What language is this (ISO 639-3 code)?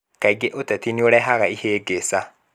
kik